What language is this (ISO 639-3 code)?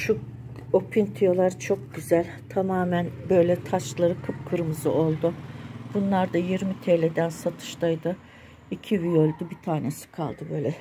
tur